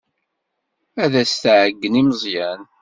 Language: Kabyle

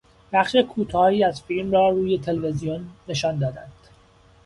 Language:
Persian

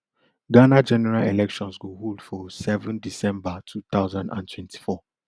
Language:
Nigerian Pidgin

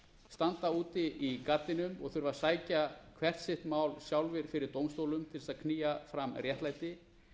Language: Icelandic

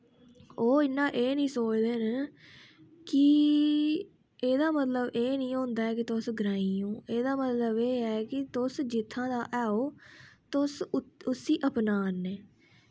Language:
Dogri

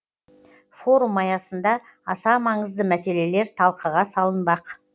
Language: Kazakh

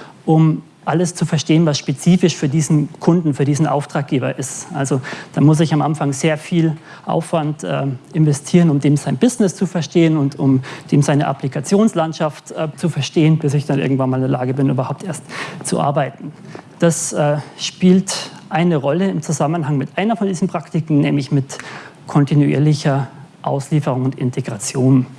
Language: German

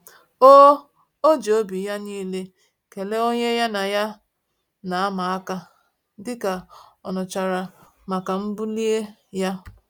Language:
Igbo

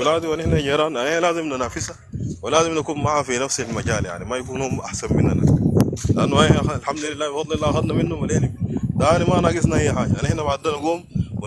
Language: Arabic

